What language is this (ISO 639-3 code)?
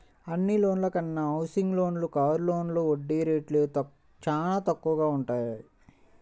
tel